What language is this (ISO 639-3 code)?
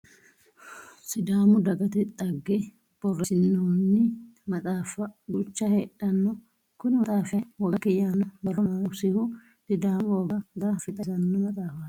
sid